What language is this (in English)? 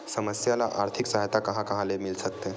Chhattisgarhi